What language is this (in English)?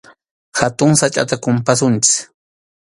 Arequipa-La Unión Quechua